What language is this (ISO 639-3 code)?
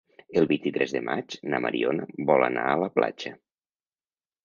cat